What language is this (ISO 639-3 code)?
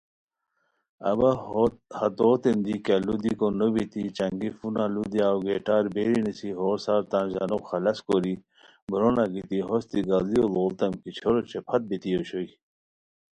khw